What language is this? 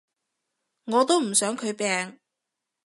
Cantonese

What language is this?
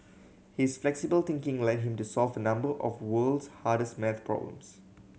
English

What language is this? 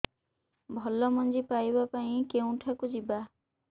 Odia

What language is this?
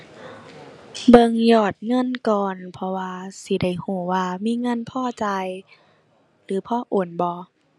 Thai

